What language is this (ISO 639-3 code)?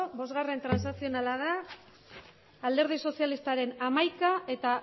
eus